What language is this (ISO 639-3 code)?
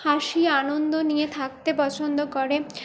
ben